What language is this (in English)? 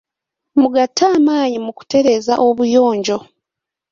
Ganda